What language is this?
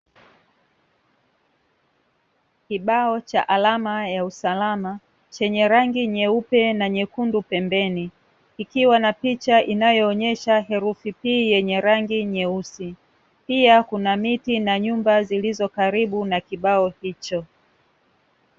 Swahili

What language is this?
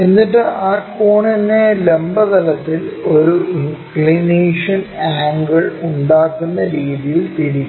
Malayalam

